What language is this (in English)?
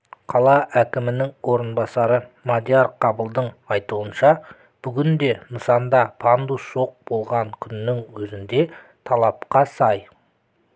Kazakh